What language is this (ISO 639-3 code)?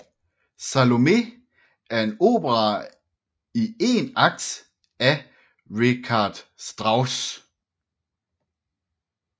dan